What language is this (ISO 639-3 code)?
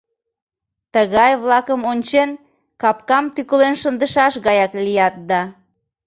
chm